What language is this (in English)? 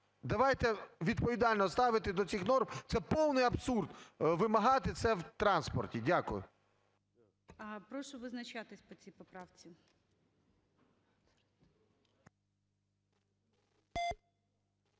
Ukrainian